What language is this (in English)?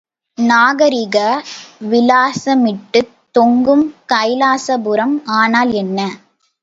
Tamil